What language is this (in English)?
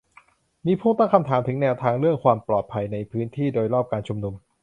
Thai